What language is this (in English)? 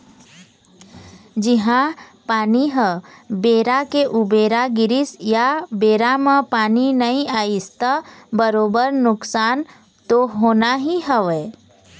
Chhattisgarhi